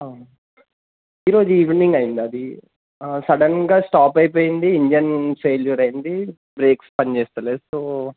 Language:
Telugu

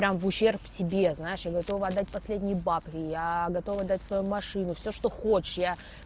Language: Russian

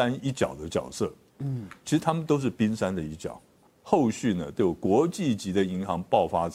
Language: Chinese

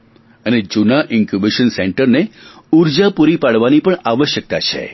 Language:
Gujarati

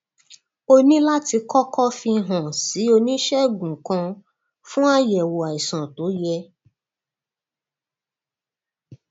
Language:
Yoruba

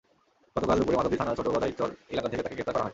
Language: Bangla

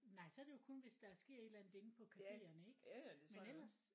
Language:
Danish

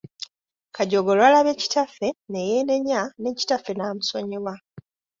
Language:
Ganda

